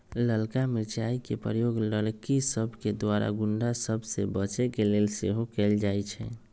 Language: Magahi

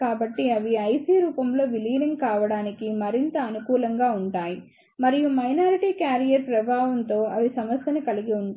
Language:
Telugu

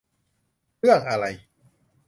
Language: Thai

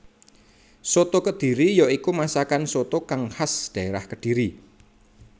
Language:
Javanese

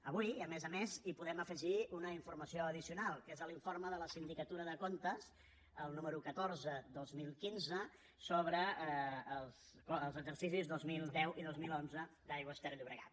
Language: Catalan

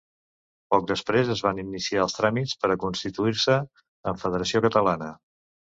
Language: Catalan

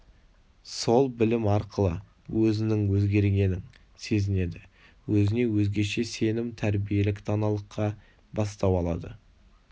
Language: Kazakh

